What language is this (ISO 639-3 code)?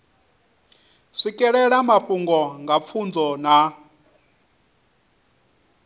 ven